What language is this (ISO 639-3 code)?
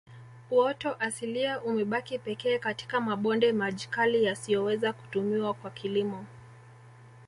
swa